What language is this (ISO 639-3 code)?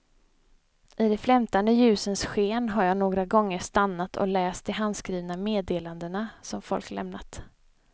swe